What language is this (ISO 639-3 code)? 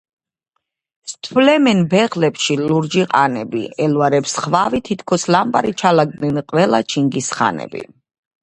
kat